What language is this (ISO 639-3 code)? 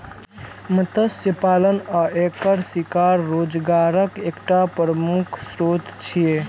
mai